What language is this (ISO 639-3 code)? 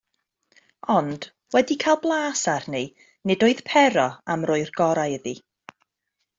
cym